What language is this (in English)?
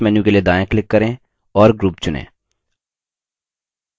Hindi